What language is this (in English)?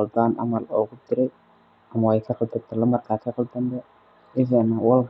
Somali